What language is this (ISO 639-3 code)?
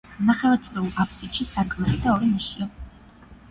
kat